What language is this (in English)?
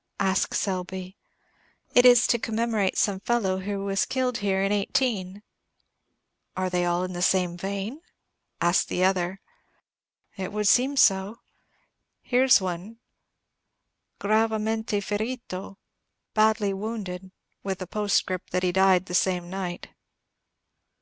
English